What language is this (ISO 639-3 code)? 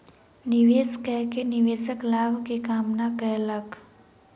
mai